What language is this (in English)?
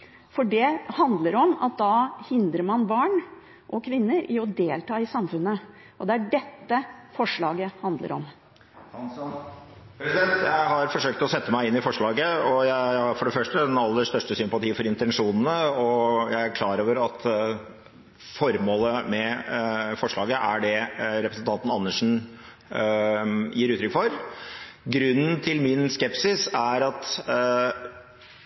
Norwegian Bokmål